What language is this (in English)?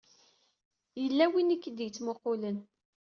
Kabyle